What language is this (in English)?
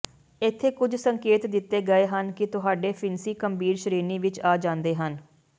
Punjabi